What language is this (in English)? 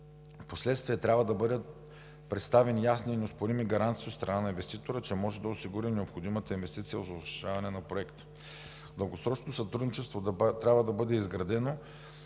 Bulgarian